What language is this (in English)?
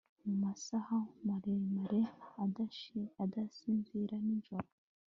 Kinyarwanda